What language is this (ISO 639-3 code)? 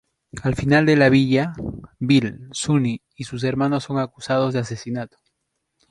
spa